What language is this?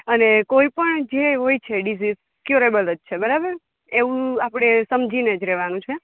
Gujarati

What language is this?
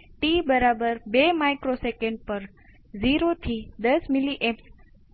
Gujarati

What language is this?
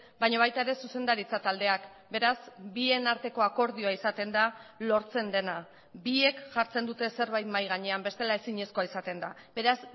Basque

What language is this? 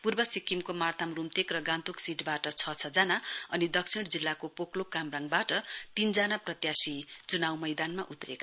Nepali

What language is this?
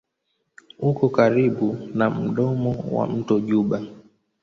Swahili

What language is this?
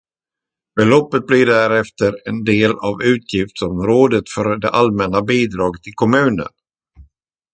Swedish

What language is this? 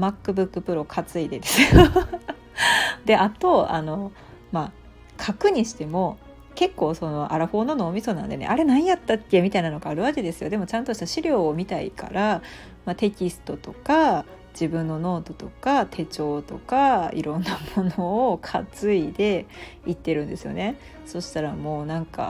Japanese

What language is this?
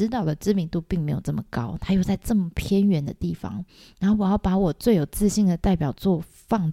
Chinese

